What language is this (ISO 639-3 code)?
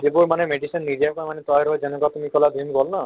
asm